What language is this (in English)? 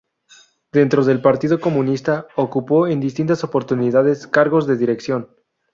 Spanish